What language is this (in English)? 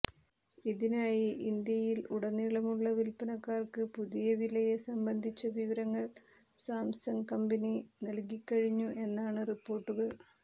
Malayalam